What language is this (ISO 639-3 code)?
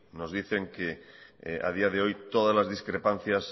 spa